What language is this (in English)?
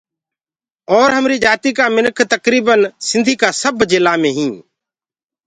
Gurgula